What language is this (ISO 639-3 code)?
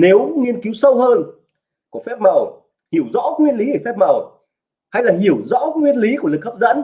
vie